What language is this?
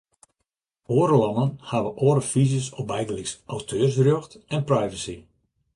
Western Frisian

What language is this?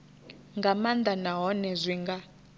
Venda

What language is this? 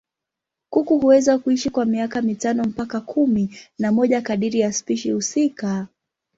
Swahili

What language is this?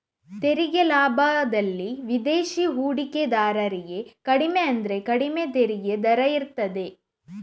Kannada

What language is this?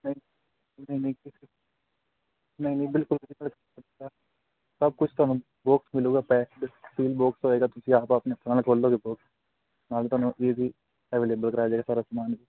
Punjabi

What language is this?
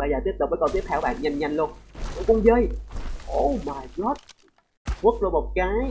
Vietnamese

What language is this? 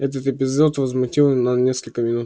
Russian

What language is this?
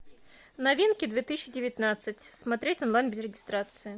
Russian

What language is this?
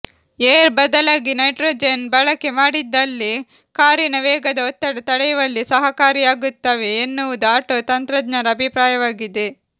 Kannada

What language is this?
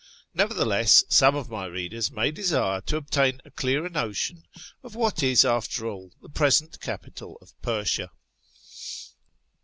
English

